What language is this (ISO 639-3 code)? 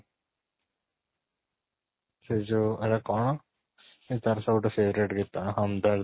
ori